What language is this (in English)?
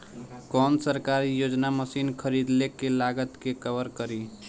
Bhojpuri